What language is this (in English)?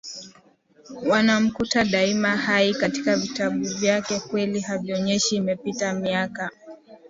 Swahili